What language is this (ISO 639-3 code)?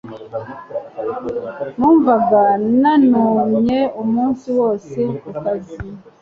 kin